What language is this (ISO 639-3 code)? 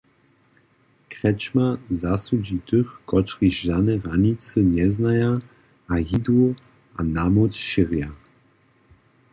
hsb